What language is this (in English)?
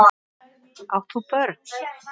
Icelandic